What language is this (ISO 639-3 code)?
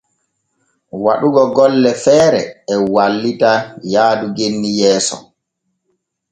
fue